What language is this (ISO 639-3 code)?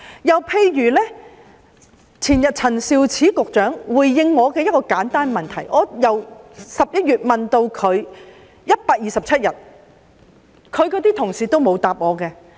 yue